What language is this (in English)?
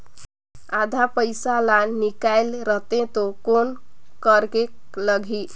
Chhattisgarhi